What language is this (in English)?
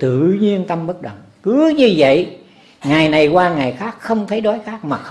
Vietnamese